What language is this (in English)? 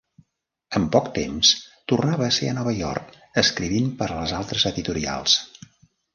Catalan